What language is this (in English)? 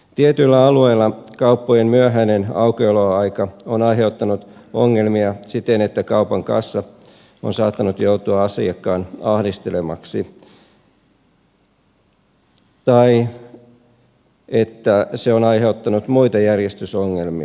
Finnish